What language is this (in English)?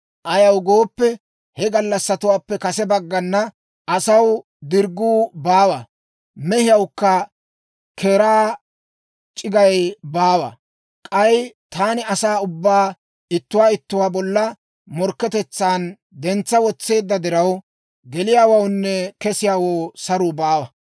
Dawro